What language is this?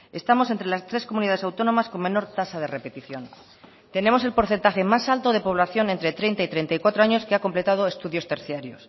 Spanish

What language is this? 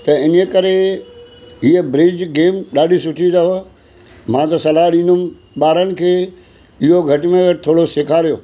Sindhi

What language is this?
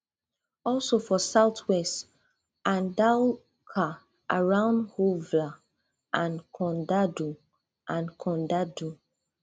Nigerian Pidgin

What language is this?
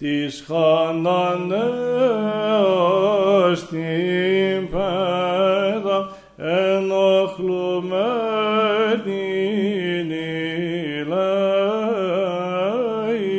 Greek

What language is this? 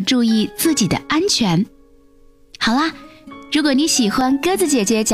Chinese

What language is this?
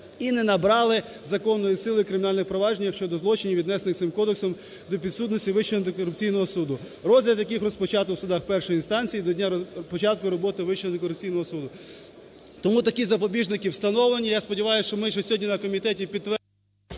Ukrainian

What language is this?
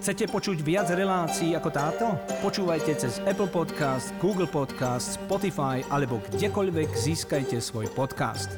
Slovak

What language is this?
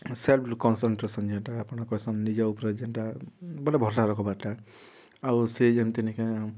Odia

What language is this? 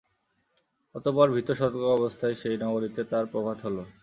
Bangla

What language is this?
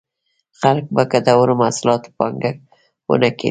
Pashto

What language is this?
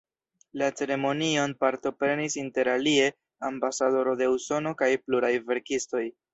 Esperanto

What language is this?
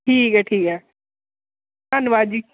Dogri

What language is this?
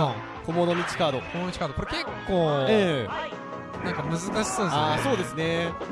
Japanese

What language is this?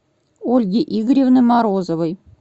Russian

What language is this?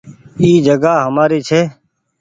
Goaria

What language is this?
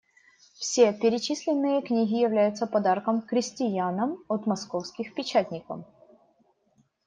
Russian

